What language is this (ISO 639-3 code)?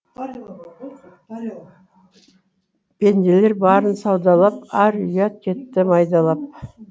kaz